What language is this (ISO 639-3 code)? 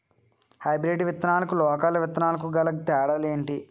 tel